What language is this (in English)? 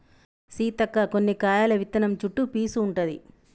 Telugu